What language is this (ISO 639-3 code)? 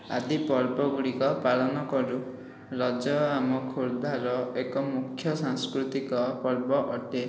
ori